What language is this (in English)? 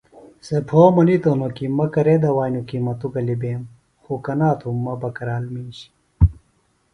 Phalura